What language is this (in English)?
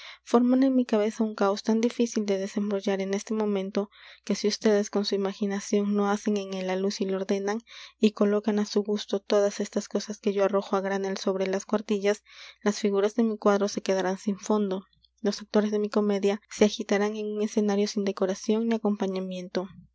Spanish